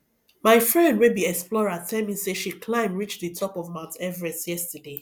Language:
Nigerian Pidgin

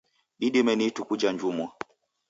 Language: Taita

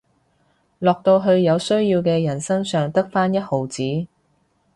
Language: Cantonese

